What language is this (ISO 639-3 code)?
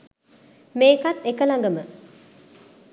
sin